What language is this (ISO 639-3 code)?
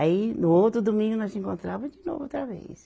por